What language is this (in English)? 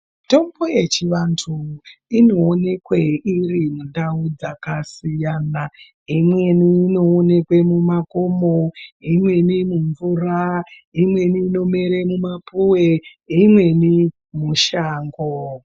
Ndau